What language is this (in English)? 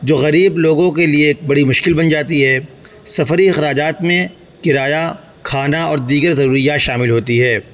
Urdu